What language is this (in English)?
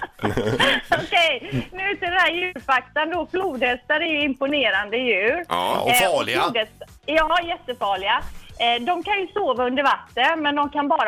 Swedish